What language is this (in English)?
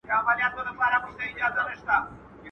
Pashto